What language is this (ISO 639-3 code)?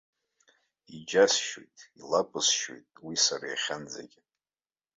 abk